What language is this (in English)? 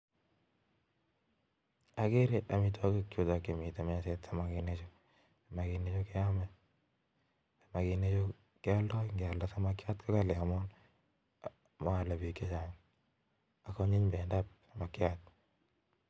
Kalenjin